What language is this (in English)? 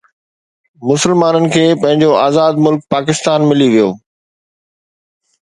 Sindhi